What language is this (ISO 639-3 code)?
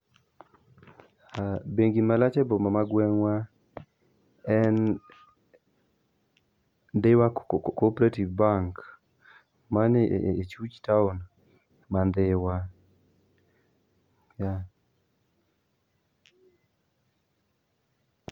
luo